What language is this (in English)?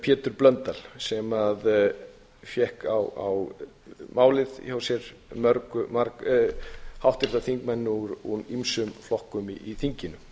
Icelandic